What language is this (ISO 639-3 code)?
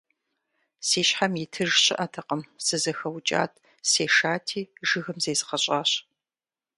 kbd